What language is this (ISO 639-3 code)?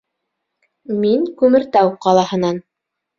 bak